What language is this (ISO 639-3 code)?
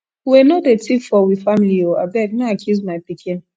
pcm